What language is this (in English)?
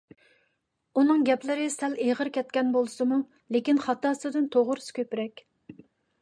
Uyghur